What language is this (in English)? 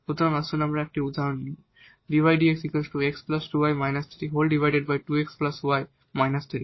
Bangla